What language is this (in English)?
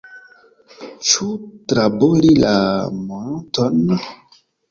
Esperanto